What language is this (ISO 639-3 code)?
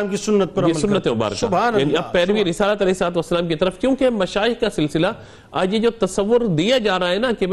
urd